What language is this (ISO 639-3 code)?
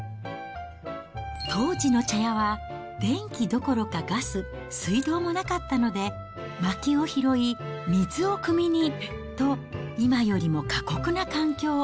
jpn